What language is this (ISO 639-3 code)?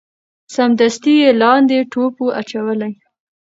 pus